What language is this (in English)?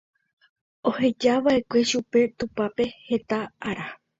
Guarani